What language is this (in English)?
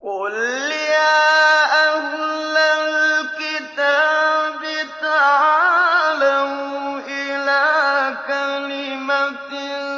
Arabic